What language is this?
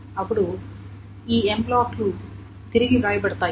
Telugu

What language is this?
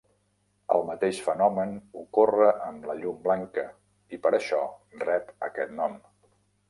Catalan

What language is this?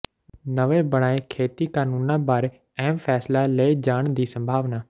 Punjabi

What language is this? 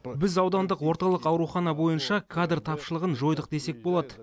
Kazakh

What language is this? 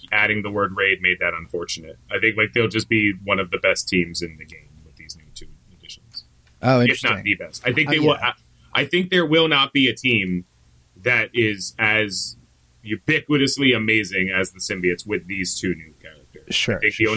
English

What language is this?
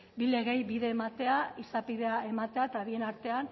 Basque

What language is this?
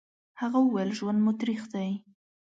Pashto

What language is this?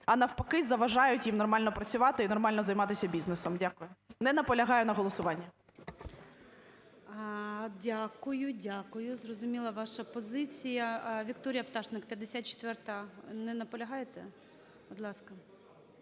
Ukrainian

